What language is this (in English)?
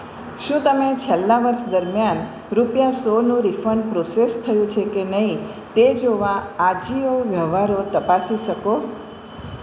Gujarati